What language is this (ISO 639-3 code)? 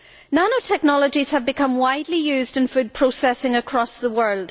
eng